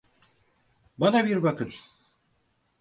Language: Turkish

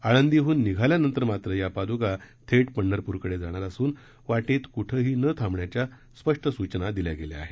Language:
Marathi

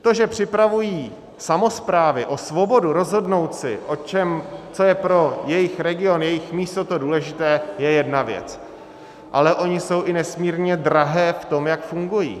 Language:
Czech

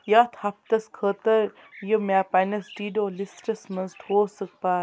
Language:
Kashmiri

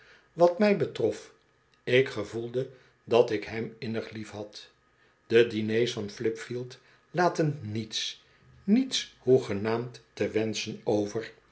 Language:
Dutch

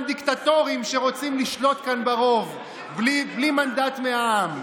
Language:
Hebrew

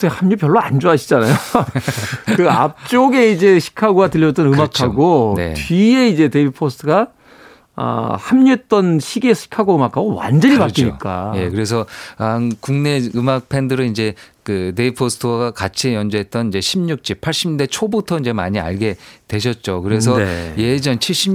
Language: Korean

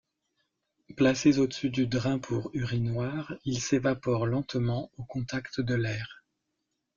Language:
French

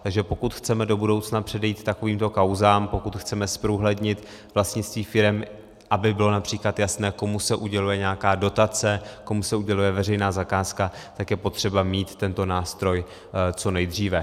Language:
Czech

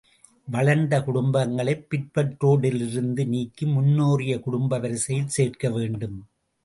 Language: Tamil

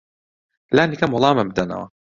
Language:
Central Kurdish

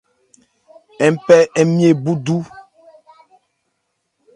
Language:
Ebrié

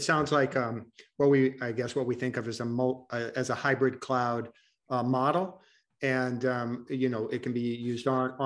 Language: English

